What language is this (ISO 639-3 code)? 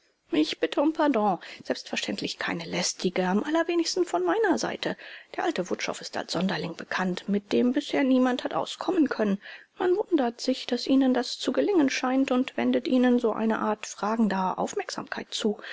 deu